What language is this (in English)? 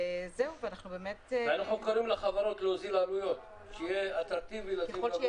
Hebrew